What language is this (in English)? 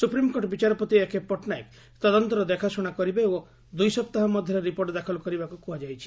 Odia